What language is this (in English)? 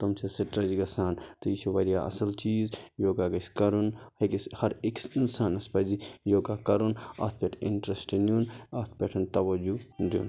Kashmiri